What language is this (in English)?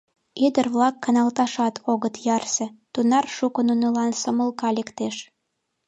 Mari